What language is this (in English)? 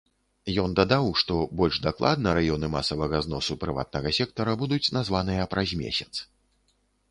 Belarusian